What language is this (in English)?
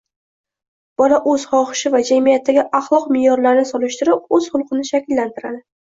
Uzbek